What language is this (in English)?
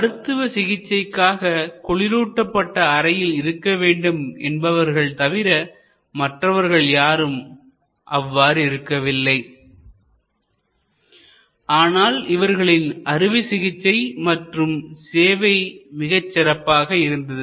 Tamil